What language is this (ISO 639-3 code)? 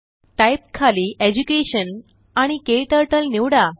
mar